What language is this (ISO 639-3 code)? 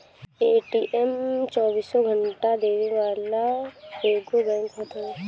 bho